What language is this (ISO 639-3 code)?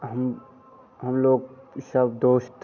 hin